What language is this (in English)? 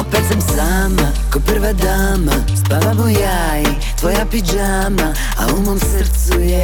Croatian